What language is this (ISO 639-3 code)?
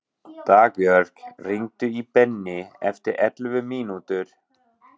isl